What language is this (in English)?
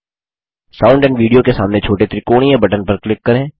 Hindi